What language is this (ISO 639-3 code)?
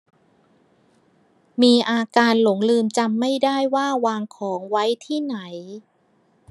tha